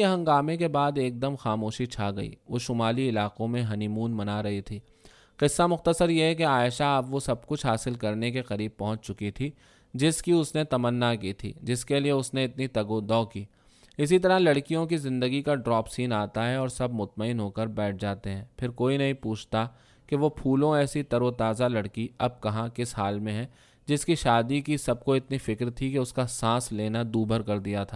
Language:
Urdu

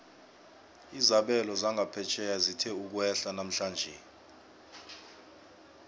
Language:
South Ndebele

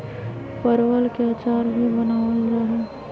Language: Magahi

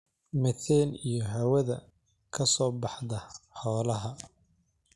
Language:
Somali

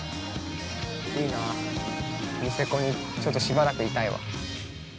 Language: Japanese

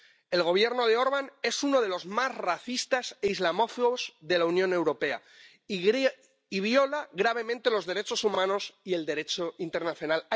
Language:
Spanish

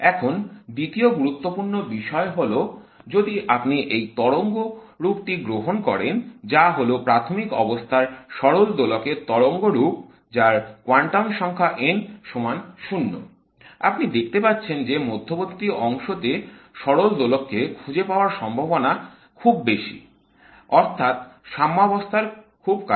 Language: Bangla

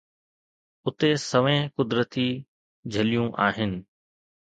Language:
Sindhi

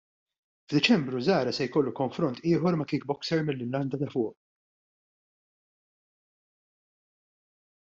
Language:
Maltese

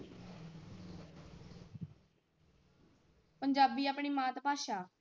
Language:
Punjabi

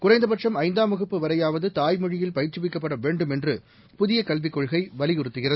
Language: Tamil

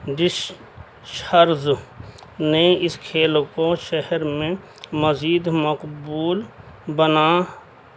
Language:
Urdu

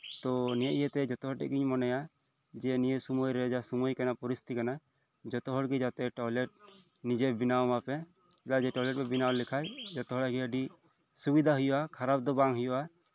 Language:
Santali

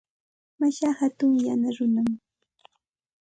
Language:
Santa Ana de Tusi Pasco Quechua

